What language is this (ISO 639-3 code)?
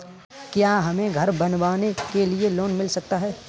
hin